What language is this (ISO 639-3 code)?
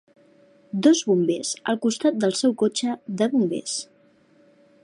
cat